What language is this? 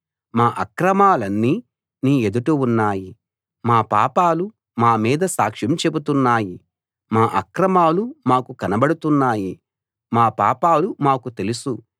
Telugu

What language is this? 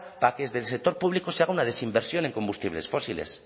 Spanish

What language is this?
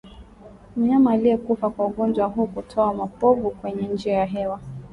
Swahili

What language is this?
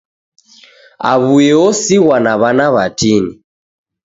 Taita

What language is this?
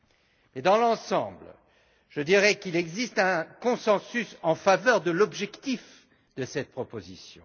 French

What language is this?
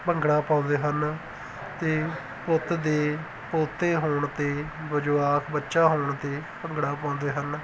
Punjabi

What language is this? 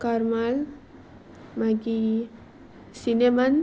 Konkani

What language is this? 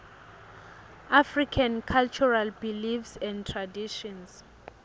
Swati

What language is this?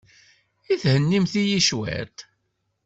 Kabyle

